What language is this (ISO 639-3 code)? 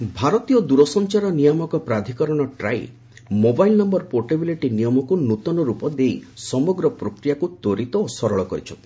ori